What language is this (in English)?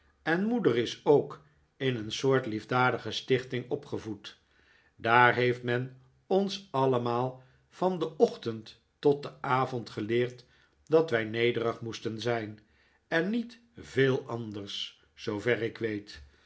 Dutch